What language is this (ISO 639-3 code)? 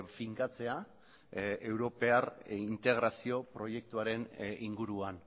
eus